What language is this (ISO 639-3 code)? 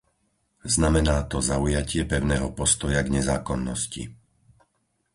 slk